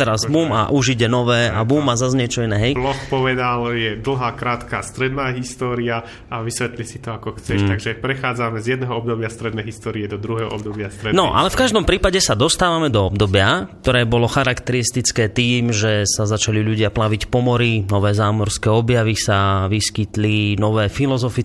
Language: Slovak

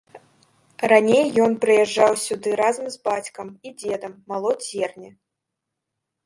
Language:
Belarusian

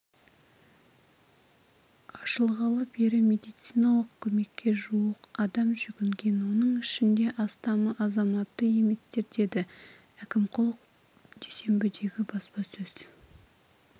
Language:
Kazakh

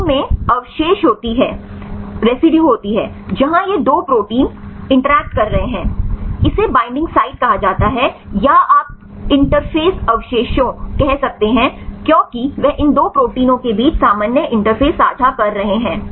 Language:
Hindi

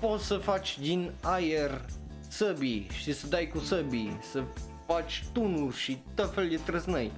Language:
Romanian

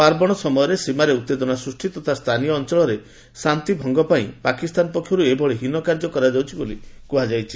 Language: Odia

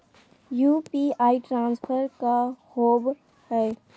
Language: Magahi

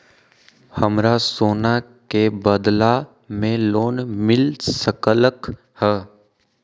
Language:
Magahi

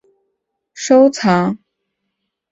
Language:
Chinese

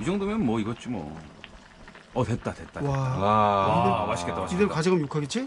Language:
Korean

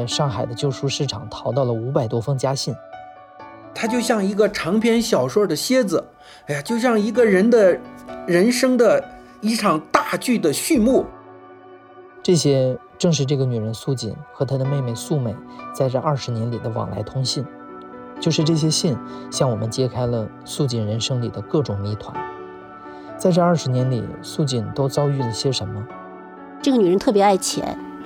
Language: Chinese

